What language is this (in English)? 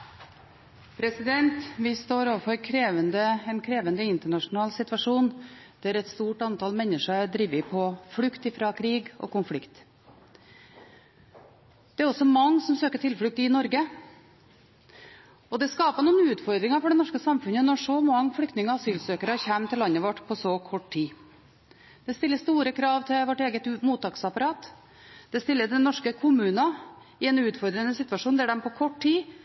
Norwegian